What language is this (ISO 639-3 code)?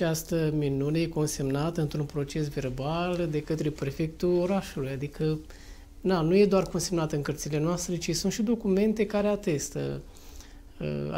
ron